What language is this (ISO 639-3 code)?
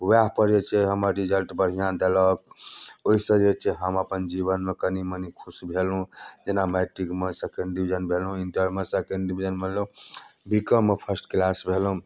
mai